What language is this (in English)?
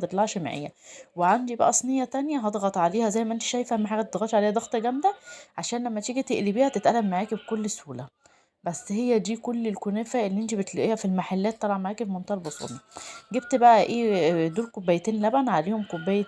Arabic